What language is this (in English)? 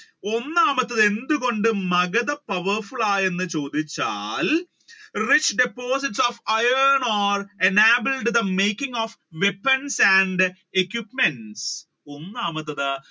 Malayalam